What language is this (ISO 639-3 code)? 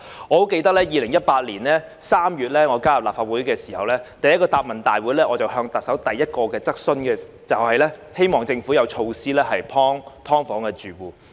yue